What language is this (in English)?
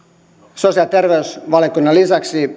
Finnish